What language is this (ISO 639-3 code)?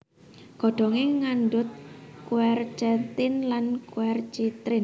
jav